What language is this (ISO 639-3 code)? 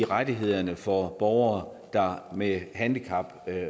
dan